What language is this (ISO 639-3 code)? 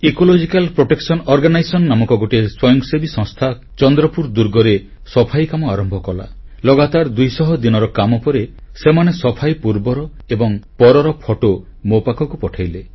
ori